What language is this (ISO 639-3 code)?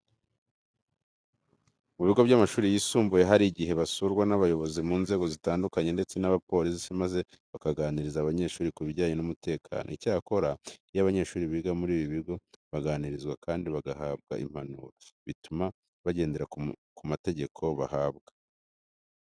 kin